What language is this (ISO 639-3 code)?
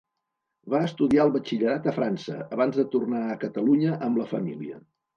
cat